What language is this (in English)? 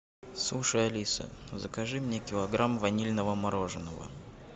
Russian